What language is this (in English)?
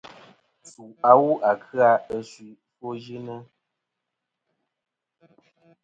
Kom